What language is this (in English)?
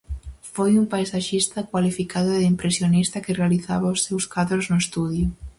Galician